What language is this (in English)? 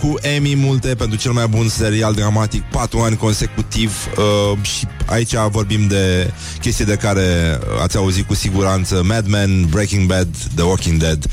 Romanian